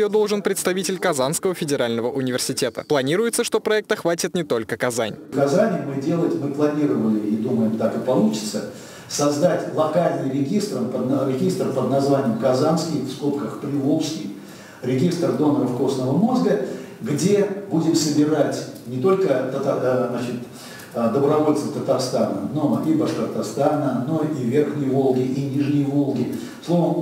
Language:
Russian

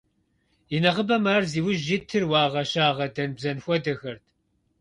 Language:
Kabardian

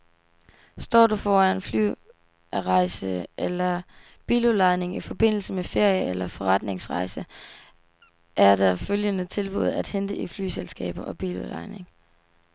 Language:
Danish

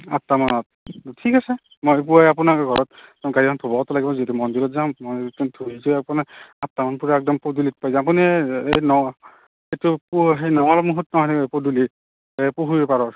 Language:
Assamese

